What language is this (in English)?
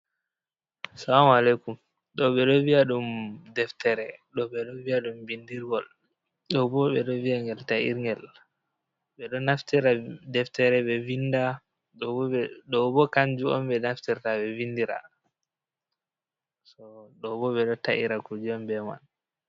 Fula